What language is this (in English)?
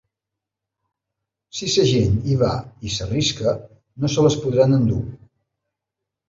Catalan